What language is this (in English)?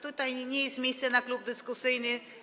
Polish